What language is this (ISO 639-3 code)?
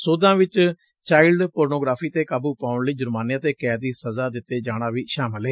pan